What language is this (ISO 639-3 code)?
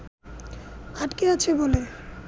ben